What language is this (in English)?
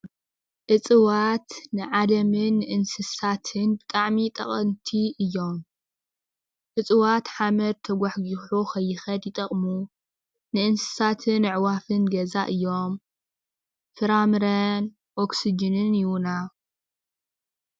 Tigrinya